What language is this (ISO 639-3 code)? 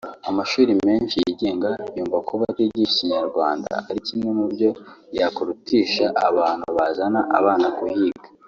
kin